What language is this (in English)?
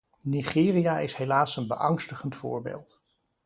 Dutch